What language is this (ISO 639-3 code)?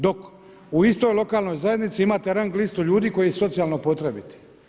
hrv